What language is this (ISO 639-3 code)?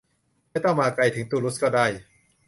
tha